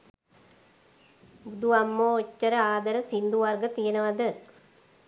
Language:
Sinhala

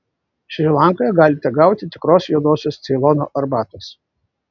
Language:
Lithuanian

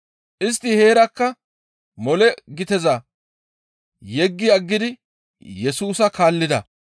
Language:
Gamo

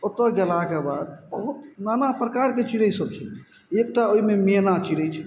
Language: Maithili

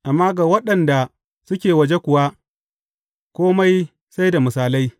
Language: Hausa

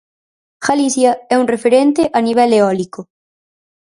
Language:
Galician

